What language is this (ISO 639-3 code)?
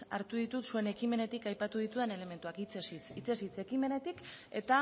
eus